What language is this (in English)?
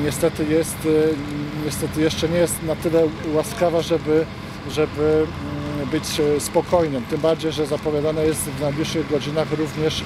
Polish